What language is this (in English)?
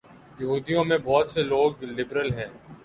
Urdu